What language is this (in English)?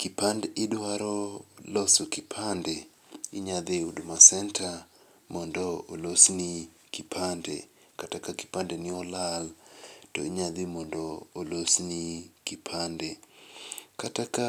Luo (Kenya and Tanzania)